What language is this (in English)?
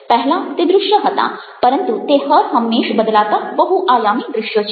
Gujarati